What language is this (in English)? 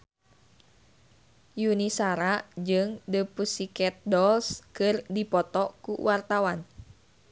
Sundanese